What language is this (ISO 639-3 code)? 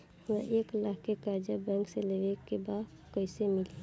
bho